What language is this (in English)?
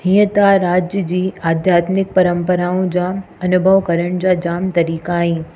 Sindhi